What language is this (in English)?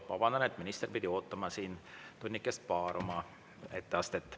Estonian